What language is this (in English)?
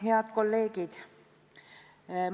Estonian